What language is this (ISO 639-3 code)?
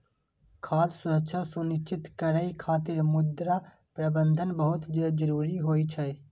mai